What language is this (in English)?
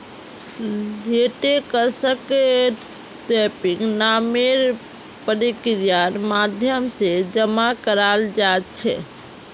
Magahi